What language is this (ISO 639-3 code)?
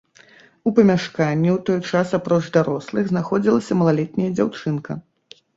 bel